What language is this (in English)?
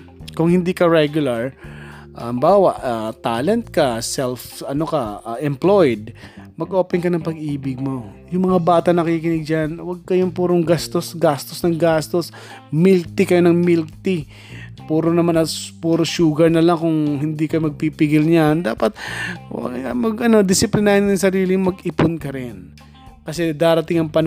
Filipino